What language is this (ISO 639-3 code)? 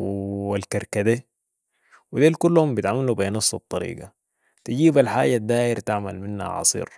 apd